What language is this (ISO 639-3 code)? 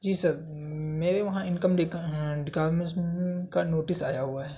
urd